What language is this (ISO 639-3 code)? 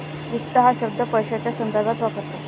mar